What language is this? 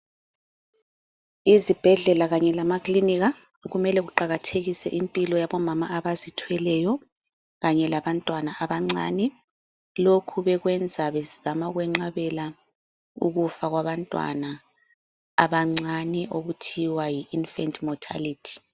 North Ndebele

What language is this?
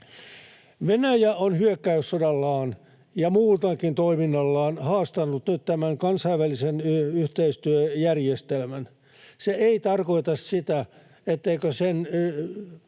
Finnish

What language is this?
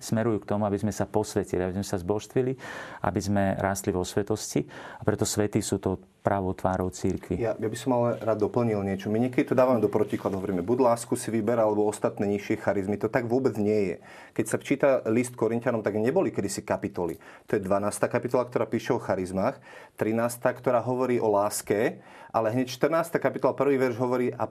Slovak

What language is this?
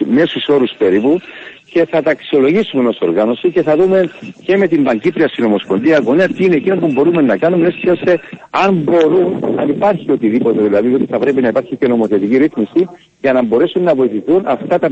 Greek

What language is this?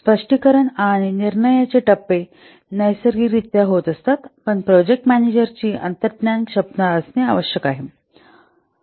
Marathi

